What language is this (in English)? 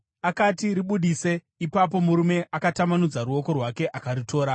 Shona